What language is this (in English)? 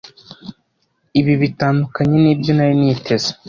Kinyarwanda